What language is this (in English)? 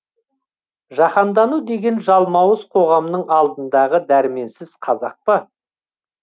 Kazakh